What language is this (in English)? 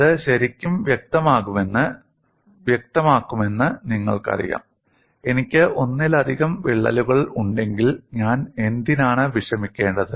Malayalam